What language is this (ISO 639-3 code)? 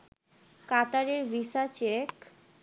ben